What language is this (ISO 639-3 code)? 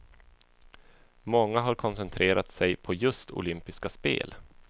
swe